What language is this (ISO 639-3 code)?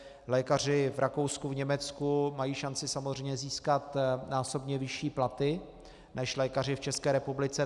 ces